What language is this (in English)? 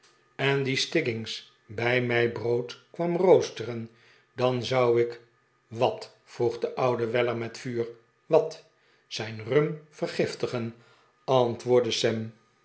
Dutch